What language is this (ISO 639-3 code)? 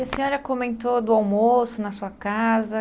por